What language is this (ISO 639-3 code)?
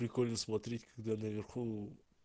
rus